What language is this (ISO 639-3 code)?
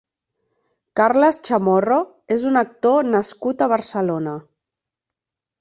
cat